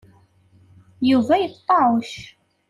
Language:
Kabyle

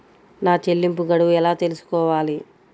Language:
Telugu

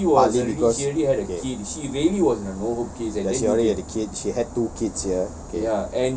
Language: English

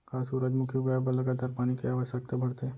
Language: Chhattisgarhi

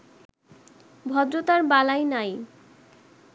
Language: Bangla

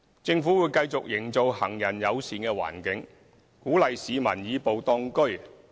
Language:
Cantonese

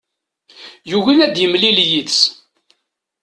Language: Kabyle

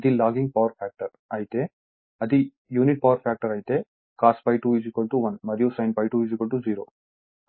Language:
Telugu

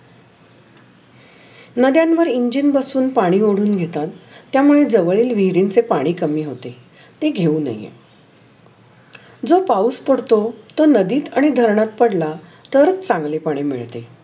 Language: Marathi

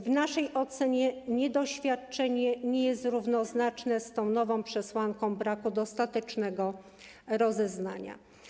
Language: Polish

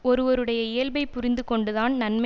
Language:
Tamil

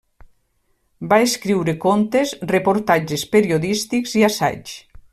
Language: Catalan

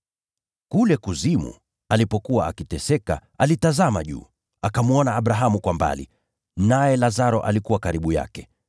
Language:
Swahili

